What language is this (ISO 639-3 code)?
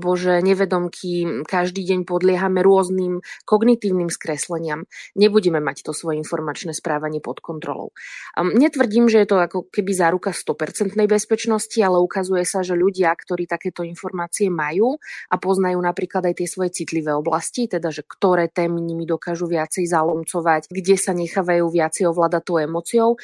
slk